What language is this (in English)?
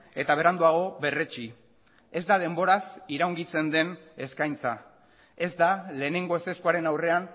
Basque